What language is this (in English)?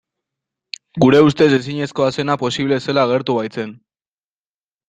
Basque